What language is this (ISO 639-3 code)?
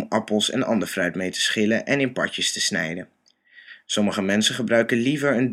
nld